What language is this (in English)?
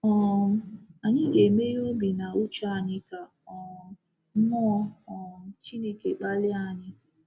Igbo